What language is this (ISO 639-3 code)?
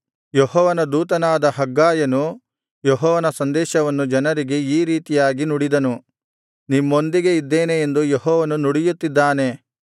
kan